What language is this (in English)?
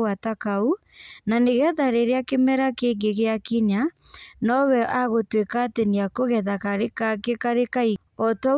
Kikuyu